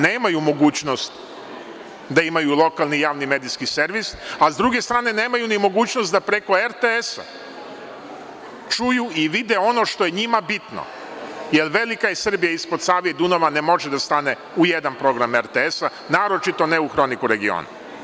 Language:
Serbian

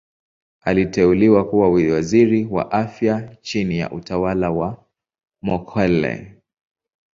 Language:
Swahili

